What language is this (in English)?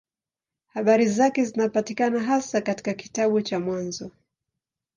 Swahili